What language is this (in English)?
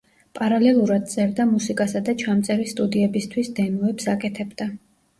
Georgian